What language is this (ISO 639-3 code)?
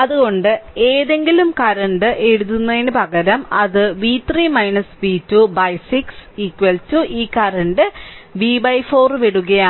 mal